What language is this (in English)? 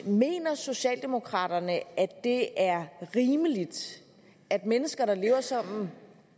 Danish